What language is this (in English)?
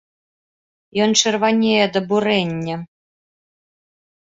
Belarusian